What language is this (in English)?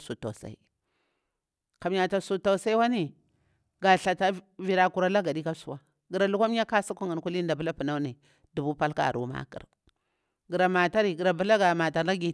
Bura-Pabir